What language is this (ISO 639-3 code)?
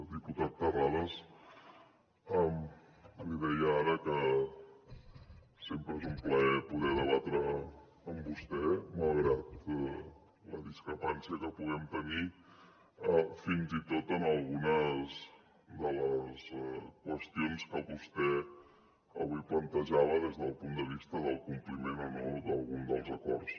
cat